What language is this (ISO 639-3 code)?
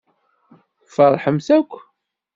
kab